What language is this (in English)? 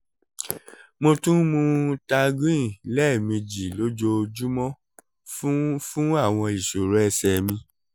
Yoruba